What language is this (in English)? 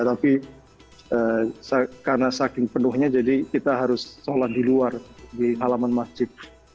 Indonesian